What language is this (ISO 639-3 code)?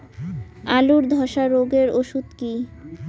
ben